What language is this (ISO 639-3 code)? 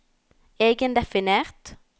nor